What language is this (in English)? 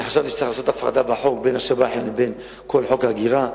Hebrew